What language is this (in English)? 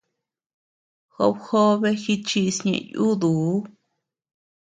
Tepeuxila Cuicatec